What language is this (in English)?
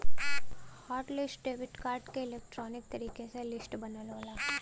Bhojpuri